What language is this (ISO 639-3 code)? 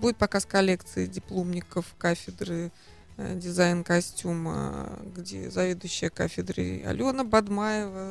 rus